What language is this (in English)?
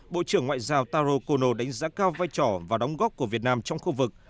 Vietnamese